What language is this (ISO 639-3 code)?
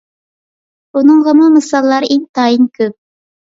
uig